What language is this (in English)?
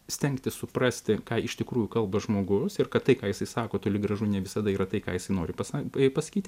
Lithuanian